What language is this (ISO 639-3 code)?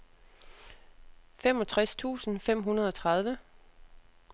dan